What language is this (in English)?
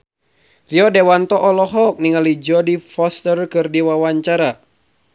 Sundanese